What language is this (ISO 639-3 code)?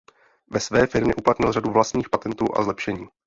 ces